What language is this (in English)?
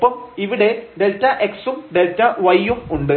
Malayalam